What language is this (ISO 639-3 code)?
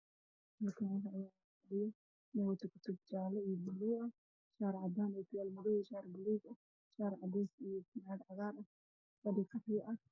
som